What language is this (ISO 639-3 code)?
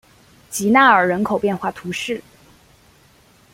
zho